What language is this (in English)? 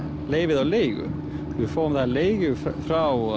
Icelandic